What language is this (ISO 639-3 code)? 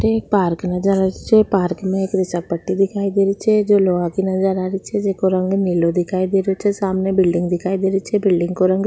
raj